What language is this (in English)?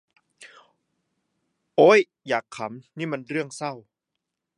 Thai